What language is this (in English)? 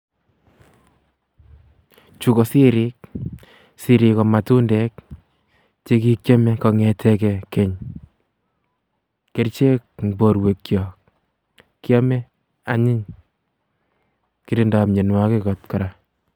Kalenjin